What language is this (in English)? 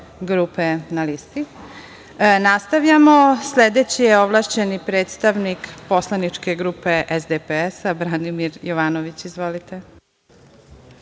Serbian